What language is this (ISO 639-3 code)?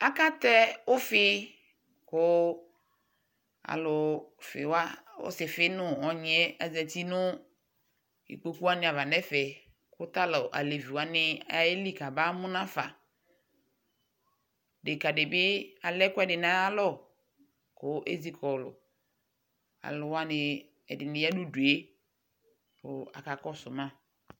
kpo